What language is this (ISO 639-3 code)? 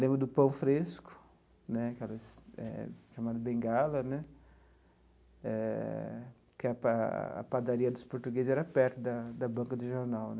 por